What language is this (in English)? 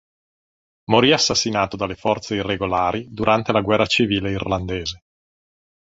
Italian